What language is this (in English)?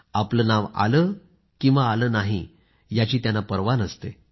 Marathi